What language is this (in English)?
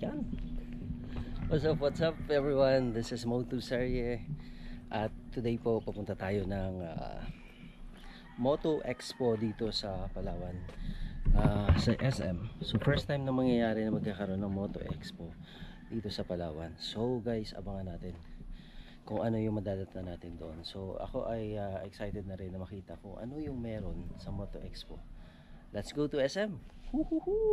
Filipino